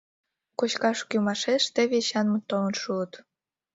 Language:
Mari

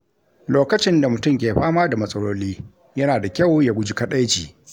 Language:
Hausa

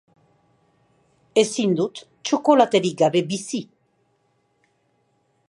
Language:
Basque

